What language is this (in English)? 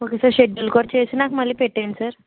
Telugu